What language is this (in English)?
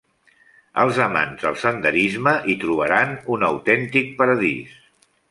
Catalan